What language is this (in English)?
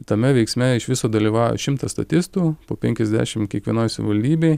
Lithuanian